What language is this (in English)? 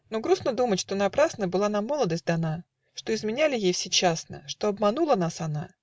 Russian